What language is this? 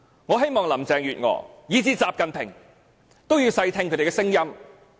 Cantonese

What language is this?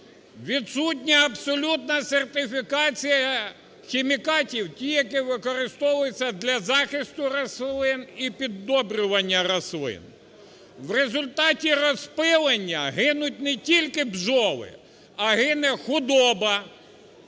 Ukrainian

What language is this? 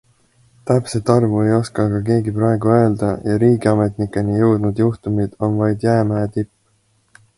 Estonian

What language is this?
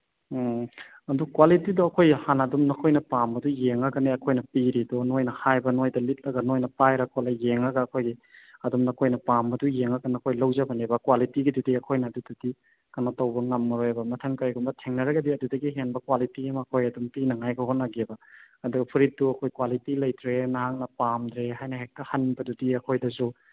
Manipuri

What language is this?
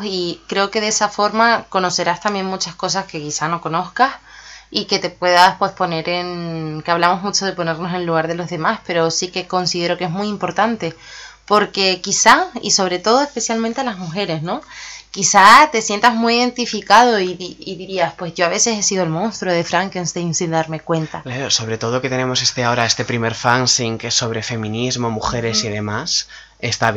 Spanish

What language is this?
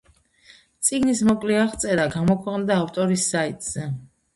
Georgian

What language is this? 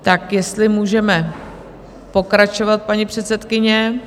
Czech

